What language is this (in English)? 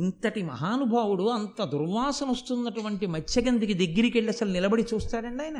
Telugu